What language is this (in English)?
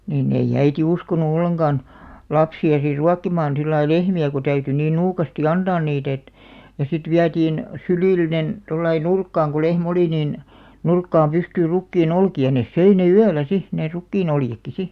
Finnish